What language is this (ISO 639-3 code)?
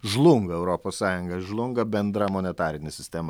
lit